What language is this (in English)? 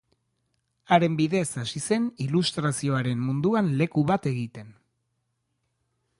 Basque